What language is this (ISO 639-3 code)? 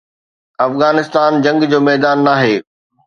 snd